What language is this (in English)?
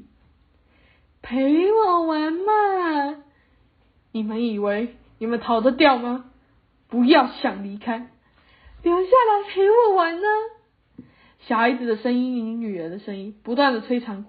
Chinese